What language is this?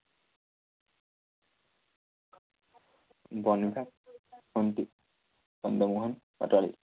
Assamese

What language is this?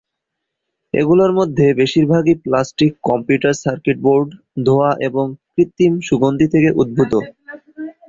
Bangla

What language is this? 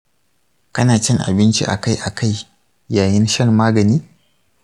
Hausa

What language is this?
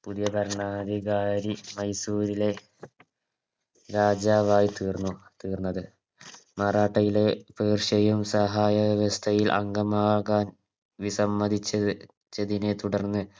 Malayalam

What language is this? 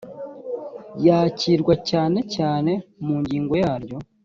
Kinyarwanda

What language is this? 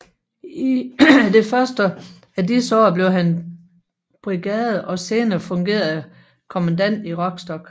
Danish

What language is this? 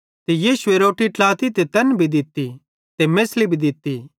Bhadrawahi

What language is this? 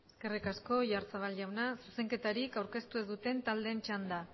Basque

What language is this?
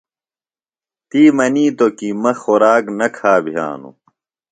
Phalura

